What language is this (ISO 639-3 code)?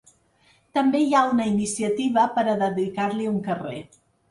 cat